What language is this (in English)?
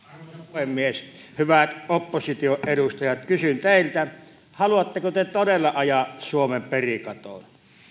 Finnish